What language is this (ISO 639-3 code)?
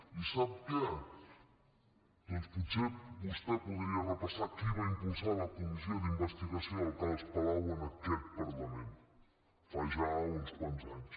cat